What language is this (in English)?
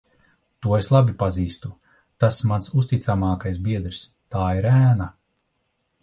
Latvian